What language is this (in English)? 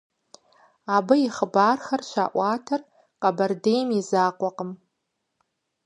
Kabardian